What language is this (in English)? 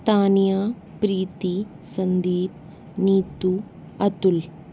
Hindi